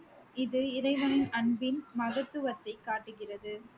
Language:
Tamil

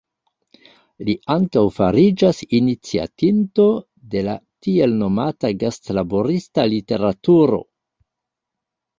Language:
Esperanto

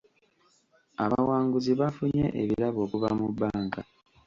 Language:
Ganda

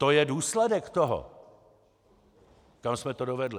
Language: Czech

